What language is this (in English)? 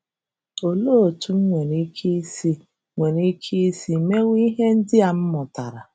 Igbo